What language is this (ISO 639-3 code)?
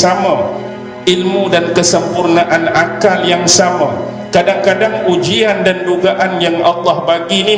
msa